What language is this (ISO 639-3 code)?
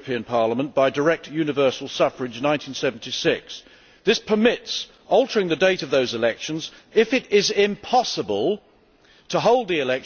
eng